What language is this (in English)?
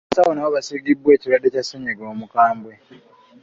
Ganda